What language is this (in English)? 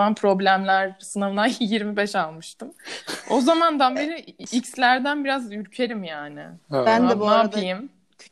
Turkish